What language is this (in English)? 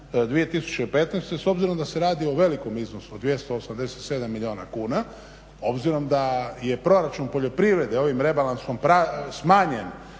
Croatian